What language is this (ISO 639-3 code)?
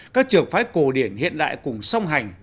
vie